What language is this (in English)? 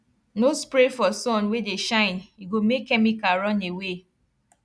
Nigerian Pidgin